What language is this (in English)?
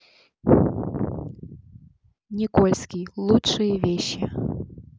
Russian